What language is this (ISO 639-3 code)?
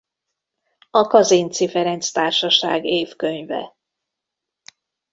hun